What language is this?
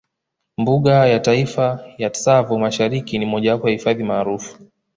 Swahili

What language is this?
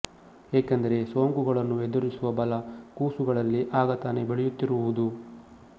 Kannada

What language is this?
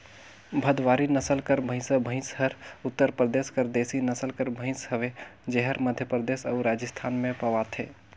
Chhattisgarhi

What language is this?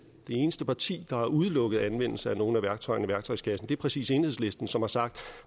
Danish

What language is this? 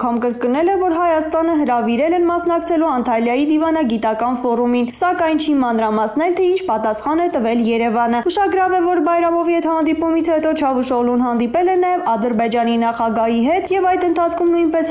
Romanian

